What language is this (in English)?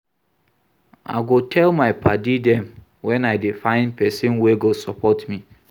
Nigerian Pidgin